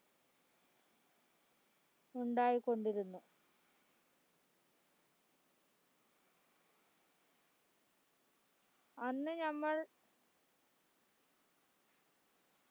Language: Malayalam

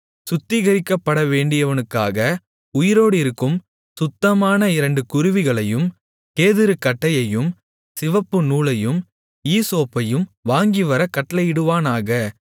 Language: Tamil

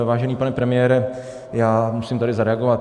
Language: Czech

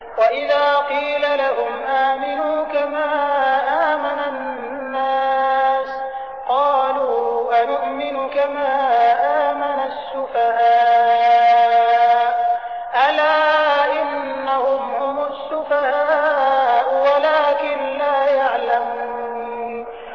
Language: Arabic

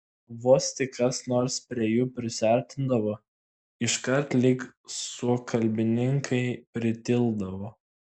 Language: Lithuanian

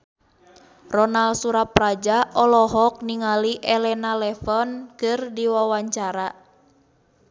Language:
Sundanese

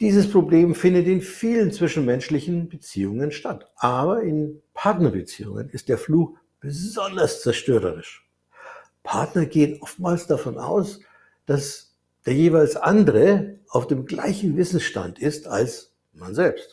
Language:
German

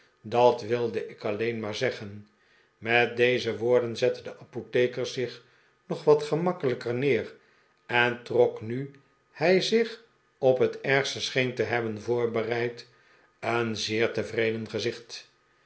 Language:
Dutch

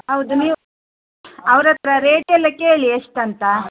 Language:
Kannada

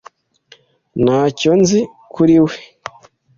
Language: Kinyarwanda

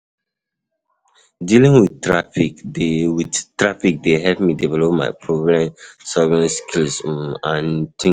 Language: Nigerian Pidgin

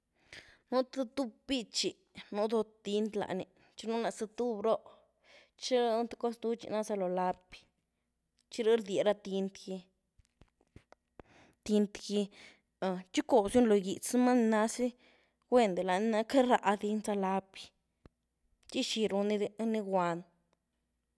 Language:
Güilá Zapotec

